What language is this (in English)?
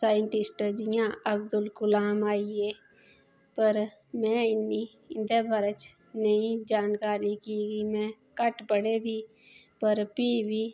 Dogri